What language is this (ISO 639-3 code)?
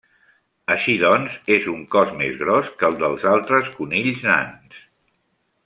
cat